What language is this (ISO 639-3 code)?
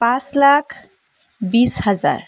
asm